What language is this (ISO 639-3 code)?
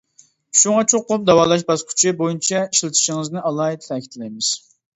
uig